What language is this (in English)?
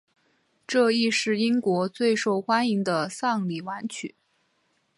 Chinese